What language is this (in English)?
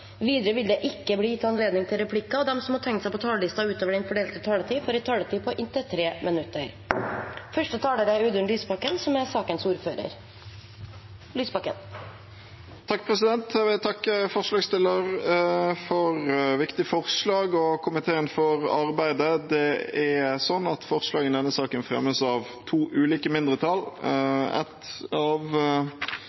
Norwegian Bokmål